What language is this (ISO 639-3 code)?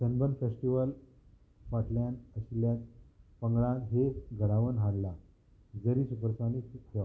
kok